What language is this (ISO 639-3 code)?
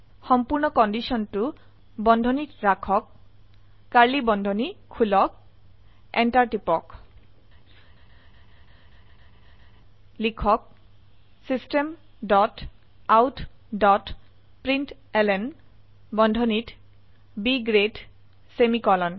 asm